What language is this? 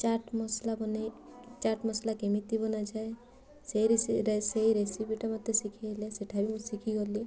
Odia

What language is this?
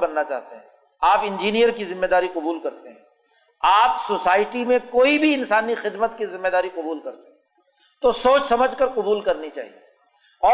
Urdu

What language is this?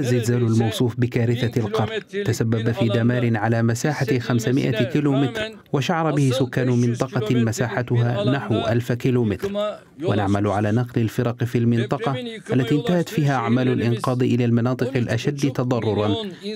Arabic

